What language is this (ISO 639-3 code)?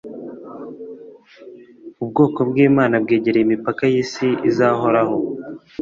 kin